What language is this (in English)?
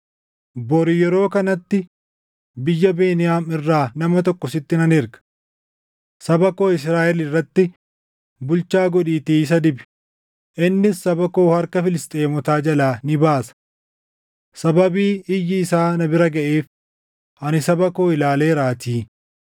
Oromo